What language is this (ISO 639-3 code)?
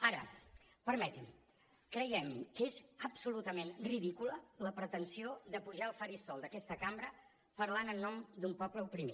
cat